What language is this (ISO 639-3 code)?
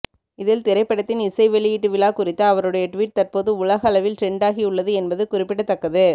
tam